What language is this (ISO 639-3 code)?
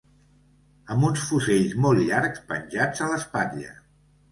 cat